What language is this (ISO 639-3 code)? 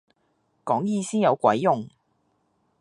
yue